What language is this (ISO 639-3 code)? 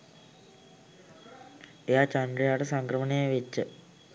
sin